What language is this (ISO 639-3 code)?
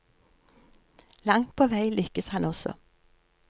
nor